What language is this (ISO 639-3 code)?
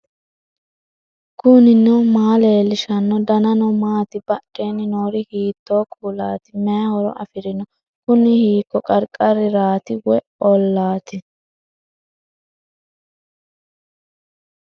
sid